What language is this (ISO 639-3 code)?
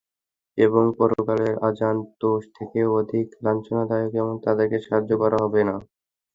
ben